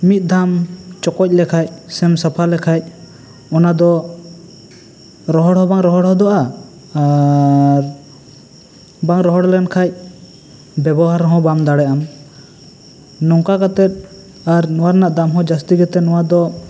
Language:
Santali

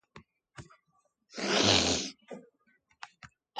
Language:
Basque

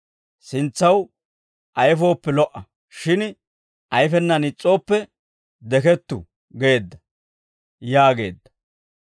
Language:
Dawro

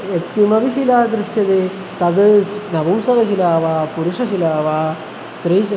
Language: Sanskrit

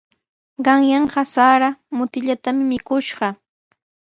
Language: Sihuas Ancash Quechua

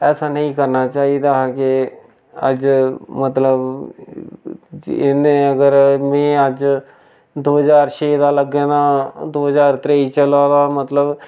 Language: Dogri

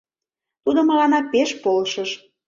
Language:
Mari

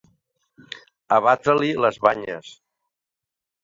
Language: Catalan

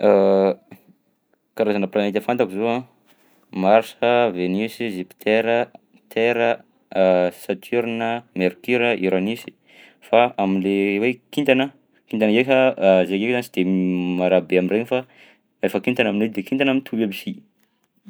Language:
Southern Betsimisaraka Malagasy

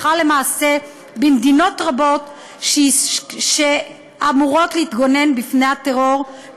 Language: Hebrew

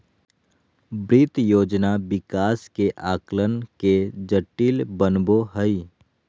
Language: Magahi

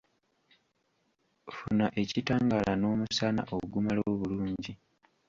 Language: Ganda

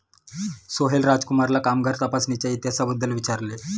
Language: Marathi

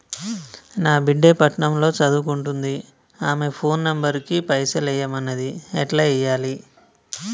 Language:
Telugu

